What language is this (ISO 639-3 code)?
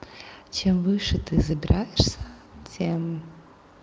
rus